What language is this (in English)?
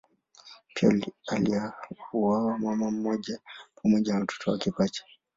Swahili